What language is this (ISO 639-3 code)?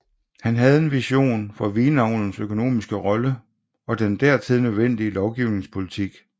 dan